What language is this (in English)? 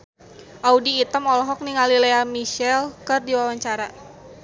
Sundanese